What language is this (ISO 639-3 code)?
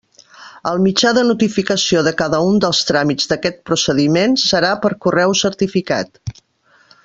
cat